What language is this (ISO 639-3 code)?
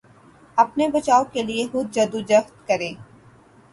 urd